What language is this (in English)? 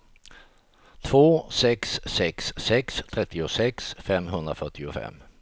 Swedish